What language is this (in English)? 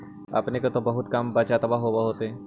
Magahi